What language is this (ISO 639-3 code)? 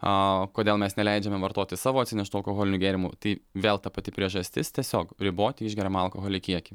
lit